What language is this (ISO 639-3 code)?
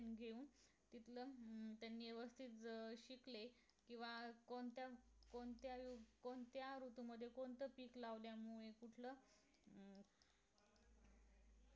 mar